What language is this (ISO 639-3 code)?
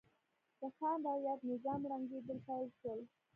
pus